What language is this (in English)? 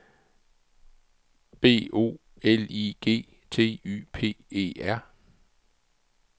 Danish